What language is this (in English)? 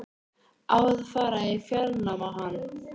Icelandic